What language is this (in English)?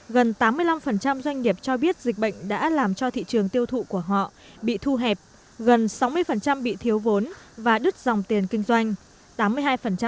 Vietnamese